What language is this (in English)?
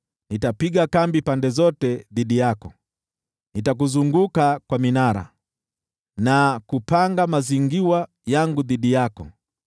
Swahili